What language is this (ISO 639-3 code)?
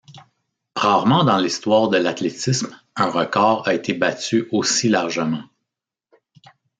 fra